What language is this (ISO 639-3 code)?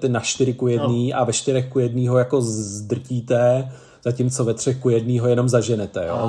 ces